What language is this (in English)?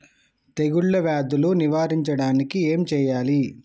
Telugu